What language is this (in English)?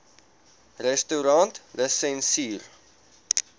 Afrikaans